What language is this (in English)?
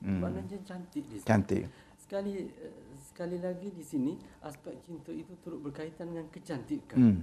Malay